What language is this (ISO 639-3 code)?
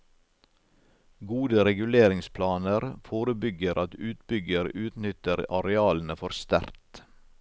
nor